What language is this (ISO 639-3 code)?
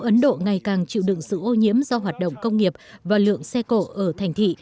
vie